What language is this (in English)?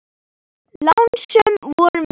Icelandic